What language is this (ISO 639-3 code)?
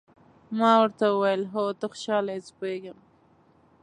pus